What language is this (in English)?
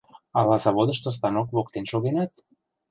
Mari